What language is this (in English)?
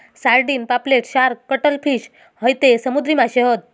Marathi